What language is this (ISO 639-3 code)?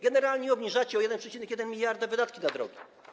pol